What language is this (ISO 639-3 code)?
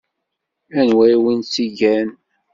kab